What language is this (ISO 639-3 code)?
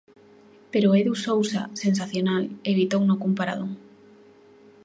glg